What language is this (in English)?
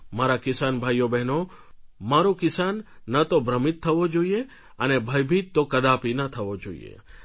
Gujarati